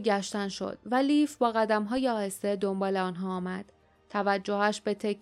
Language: Persian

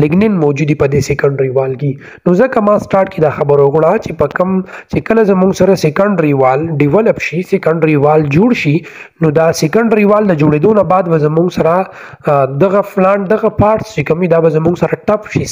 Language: Hindi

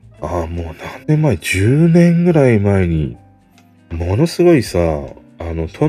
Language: Japanese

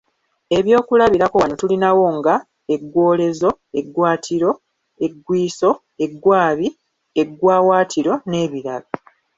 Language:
Ganda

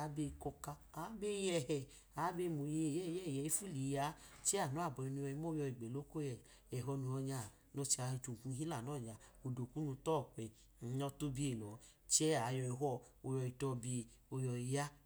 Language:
Idoma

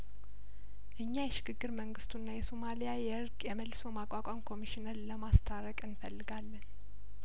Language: Amharic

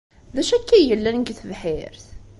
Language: Kabyle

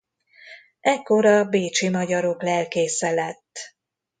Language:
Hungarian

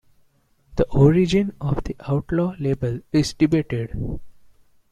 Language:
English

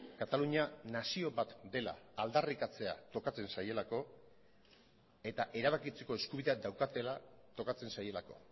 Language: Basque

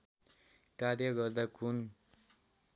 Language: Nepali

